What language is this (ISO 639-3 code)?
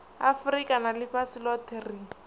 ven